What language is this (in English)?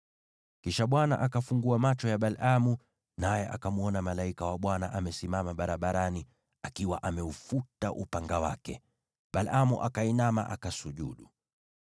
Swahili